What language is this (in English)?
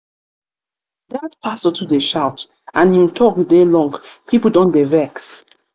Nigerian Pidgin